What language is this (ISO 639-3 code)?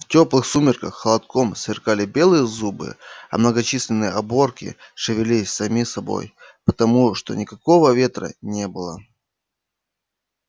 rus